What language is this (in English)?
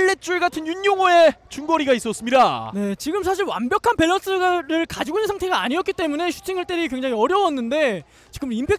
Korean